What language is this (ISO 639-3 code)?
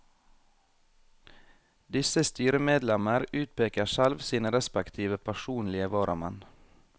nor